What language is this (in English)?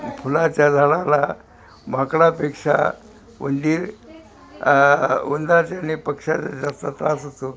Marathi